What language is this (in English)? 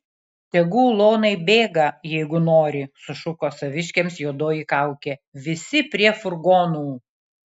Lithuanian